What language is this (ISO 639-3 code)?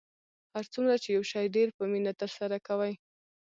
pus